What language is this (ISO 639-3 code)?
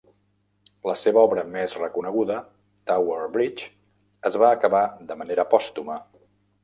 cat